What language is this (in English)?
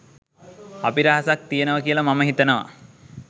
Sinhala